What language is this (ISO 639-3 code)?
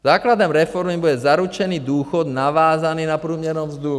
ces